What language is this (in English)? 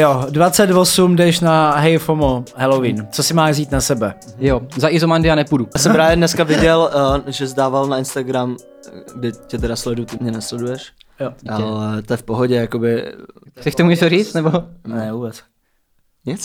Czech